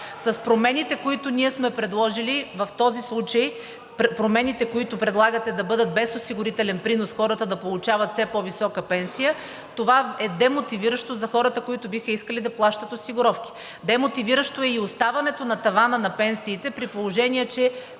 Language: Bulgarian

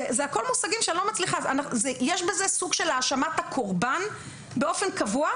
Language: Hebrew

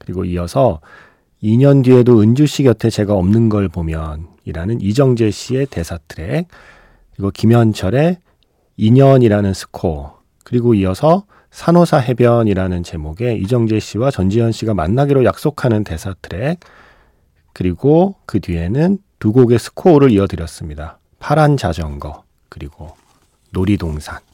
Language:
Korean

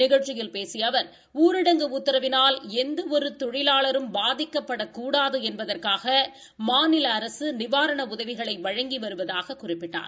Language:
Tamil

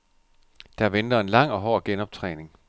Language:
Danish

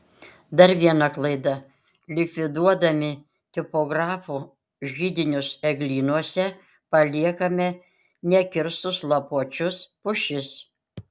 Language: Lithuanian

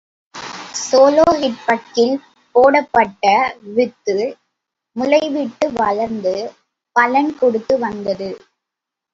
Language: Tamil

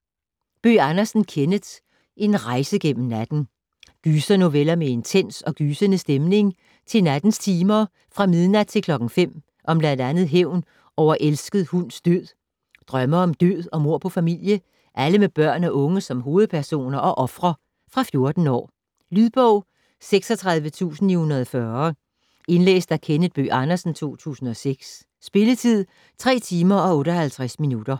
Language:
Danish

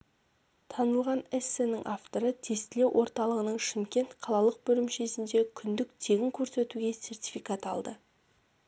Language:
Kazakh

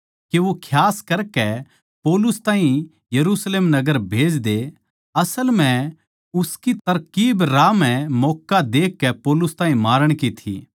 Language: Haryanvi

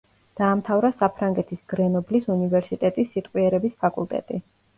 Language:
Georgian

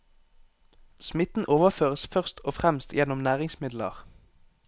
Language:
Norwegian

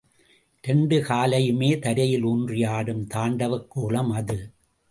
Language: Tamil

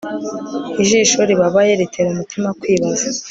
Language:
Kinyarwanda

